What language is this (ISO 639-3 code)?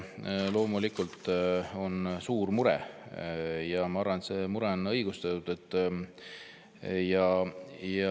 est